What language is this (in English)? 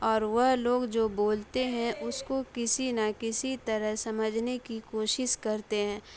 Urdu